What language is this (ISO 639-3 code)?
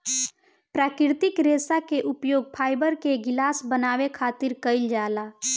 bho